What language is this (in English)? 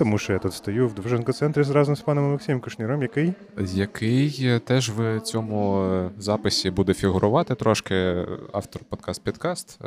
Ukrainian